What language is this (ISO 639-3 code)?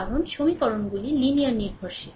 ben